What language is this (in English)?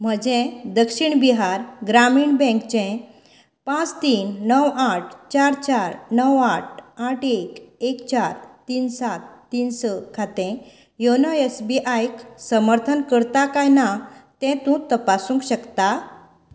Konkani